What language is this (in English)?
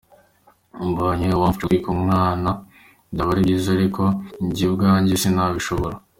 Kinyarwanda